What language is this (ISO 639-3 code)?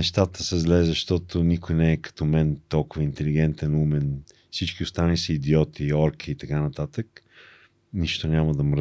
bul